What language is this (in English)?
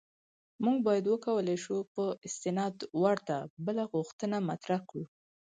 Pashto